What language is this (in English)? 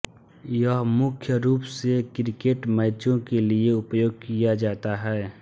Hindi